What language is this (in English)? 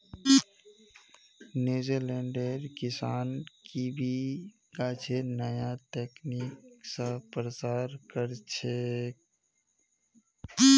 Magahi